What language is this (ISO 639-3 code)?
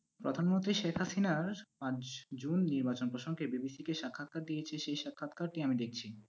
ben